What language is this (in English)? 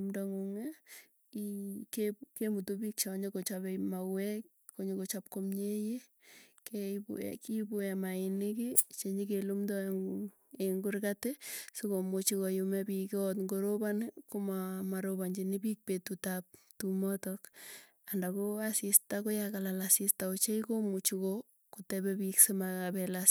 Tugen